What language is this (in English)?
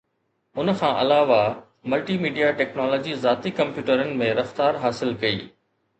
Sindhi